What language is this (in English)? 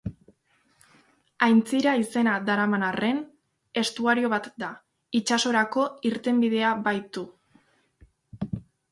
Basque